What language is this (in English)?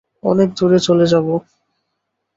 Bangla